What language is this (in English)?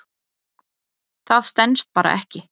Icelandic